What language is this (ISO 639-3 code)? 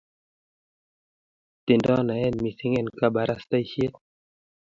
kln